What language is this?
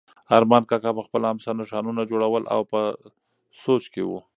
Pashto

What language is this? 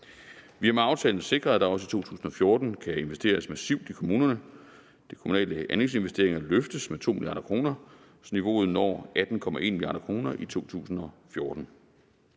Danish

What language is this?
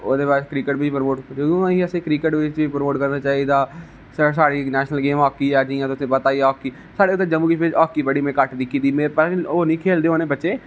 Dogri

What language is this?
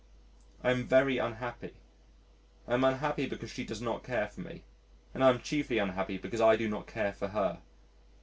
English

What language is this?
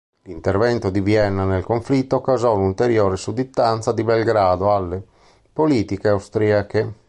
Italian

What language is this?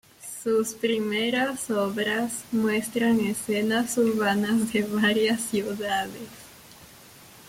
Spanish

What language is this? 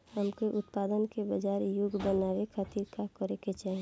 Bhojpuri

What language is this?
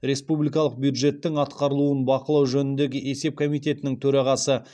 Kazakh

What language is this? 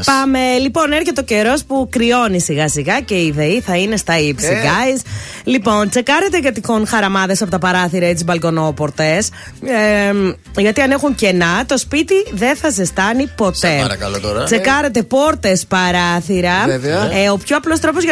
Greek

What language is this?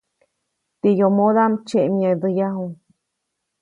Copainalá Zoque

